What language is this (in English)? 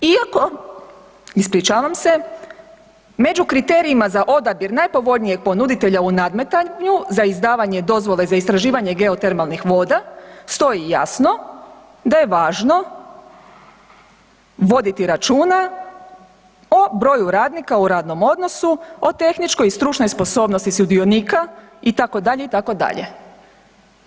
Croatian